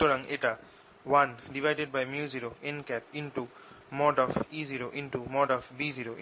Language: Bangla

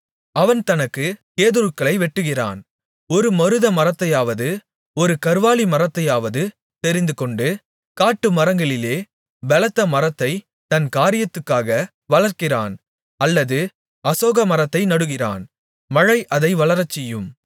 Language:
Tamil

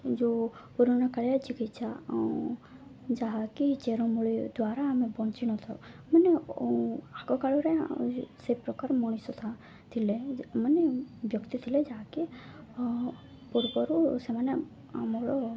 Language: Odia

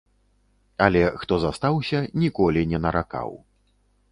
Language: Belarusian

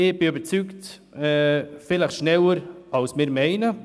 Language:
Swiss German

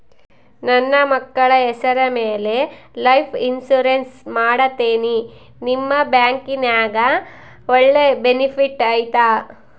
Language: Kannada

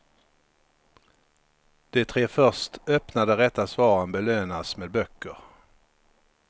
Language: Swedish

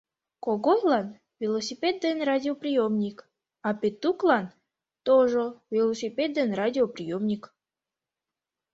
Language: Mari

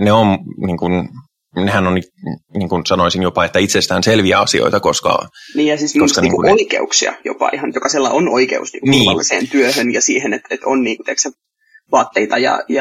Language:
Finnish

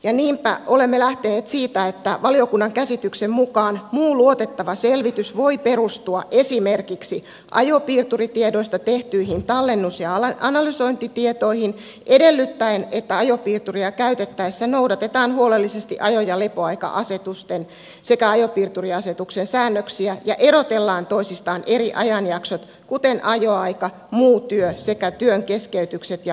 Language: Finnish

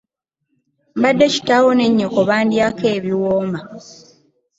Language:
Ganda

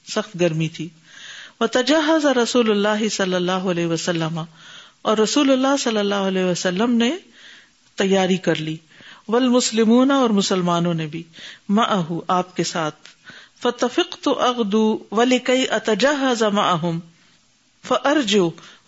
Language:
Urdu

